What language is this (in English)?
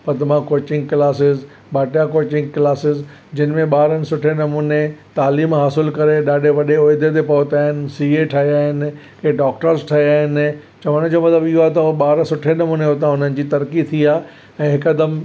Sindhi